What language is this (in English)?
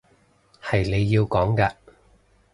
Cantonese